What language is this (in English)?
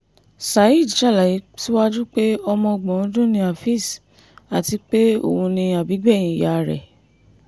Yoruba